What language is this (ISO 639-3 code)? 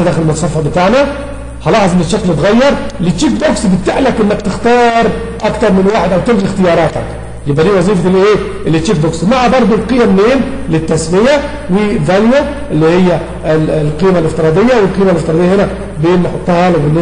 ara